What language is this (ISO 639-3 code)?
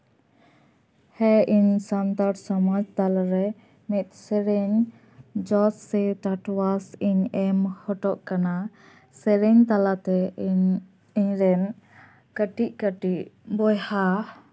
sat